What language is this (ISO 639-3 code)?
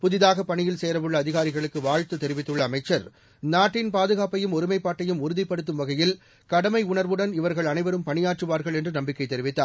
tam